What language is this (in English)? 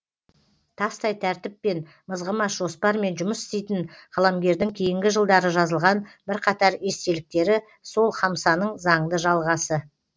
Kazakh